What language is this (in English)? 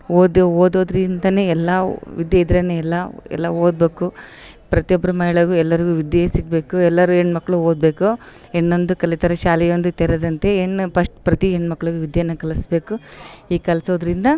Kannada